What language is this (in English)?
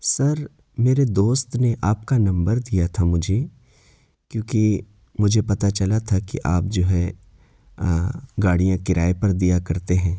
Urdu